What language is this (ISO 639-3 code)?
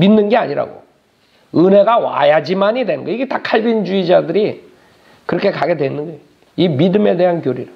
kor